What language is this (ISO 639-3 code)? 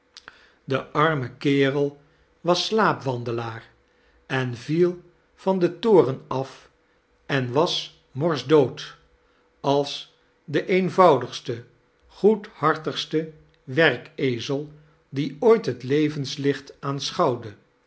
nld